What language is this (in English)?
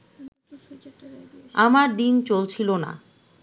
Bangla